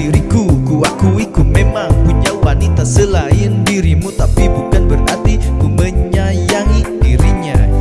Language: Indonesian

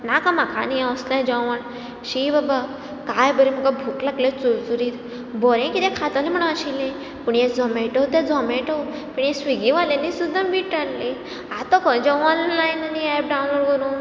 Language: Konkani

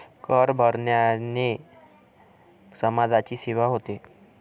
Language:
Marathi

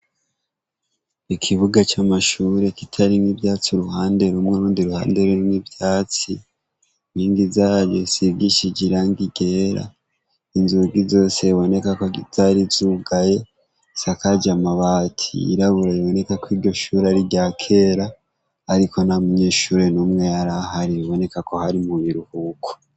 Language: Rundi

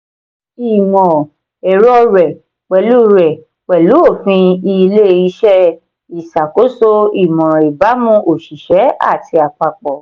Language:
Yoruba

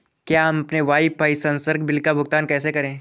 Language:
Hindi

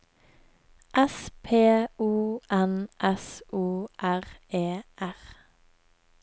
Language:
Norwegian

